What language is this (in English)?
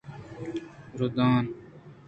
Eastern Balochi